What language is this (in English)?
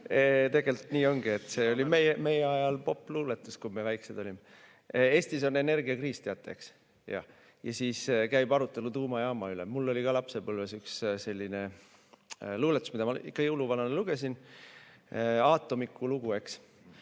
Estonian